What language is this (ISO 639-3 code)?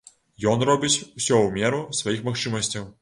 bel